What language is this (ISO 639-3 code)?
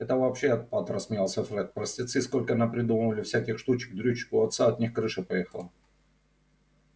rus